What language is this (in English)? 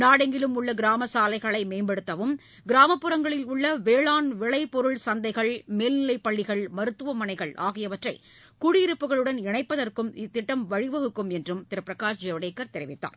Tamil